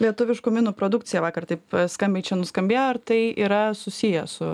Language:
Lithuanian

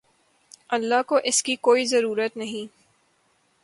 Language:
Urdu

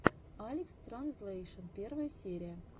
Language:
Russian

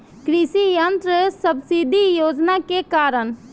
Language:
Bhojpuri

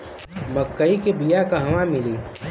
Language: Bhojpuri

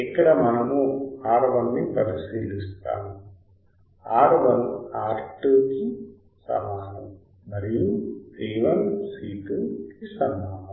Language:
Telugu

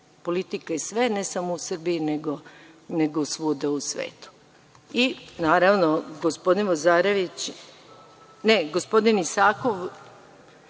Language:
Serbian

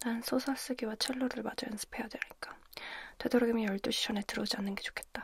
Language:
Korean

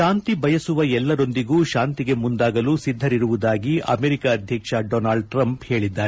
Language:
Kannada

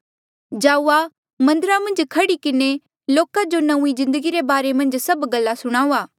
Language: Mandeali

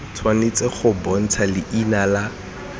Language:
Tswana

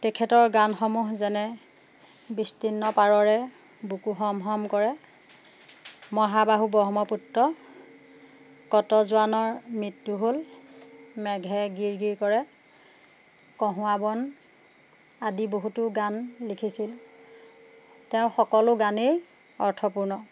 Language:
Assamese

